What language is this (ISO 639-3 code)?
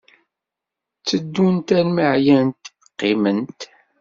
kab